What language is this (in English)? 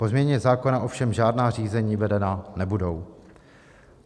Czech